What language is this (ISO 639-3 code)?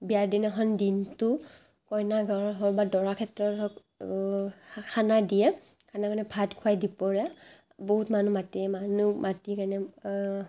asm